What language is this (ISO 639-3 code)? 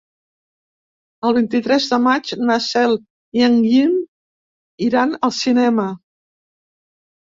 cat